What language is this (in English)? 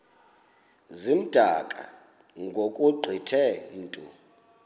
Xhosa